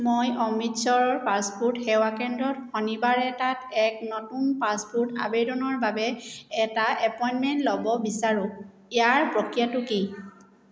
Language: Assamese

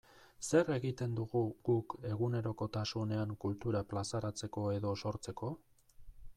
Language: Basque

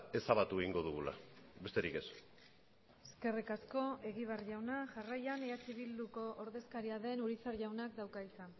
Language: Basque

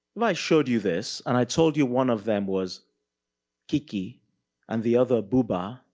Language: English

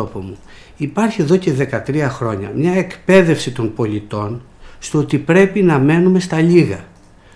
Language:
Greek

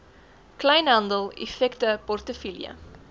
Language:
Afrikaans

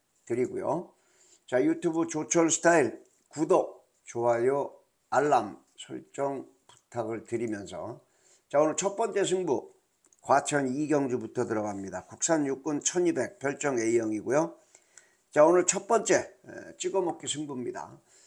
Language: Korean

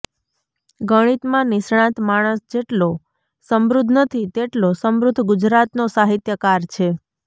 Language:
Gujarati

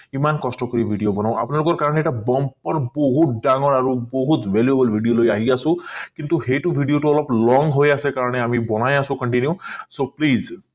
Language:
Assamese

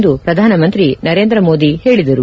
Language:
Kannada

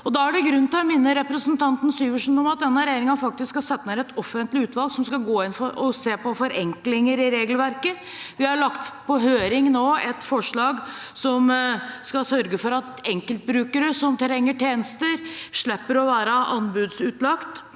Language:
Norwegian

